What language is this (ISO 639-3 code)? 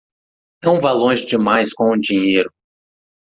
por